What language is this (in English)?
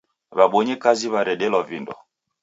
Taita